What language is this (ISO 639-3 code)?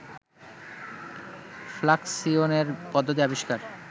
ben